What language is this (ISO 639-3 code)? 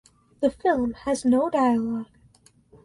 eng